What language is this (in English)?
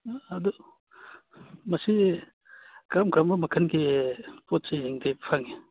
Manipuri